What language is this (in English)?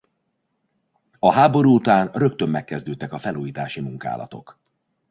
Hungarian